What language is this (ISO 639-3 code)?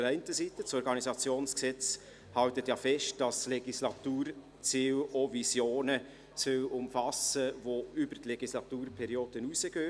gsw